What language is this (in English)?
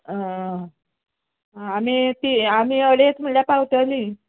Konkani